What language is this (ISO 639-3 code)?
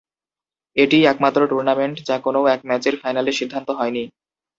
ben